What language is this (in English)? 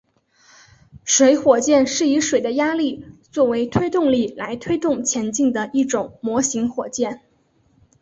Chinese